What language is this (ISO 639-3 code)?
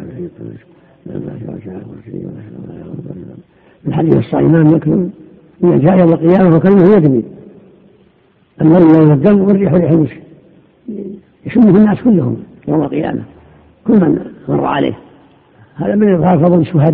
ara